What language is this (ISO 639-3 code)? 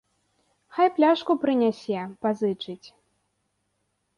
bel